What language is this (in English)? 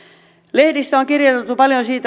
Finnish